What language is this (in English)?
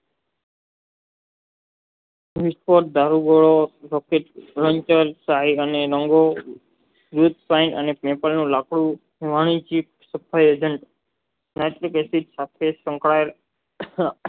Gujarati